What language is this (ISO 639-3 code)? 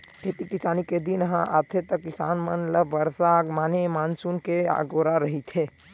hne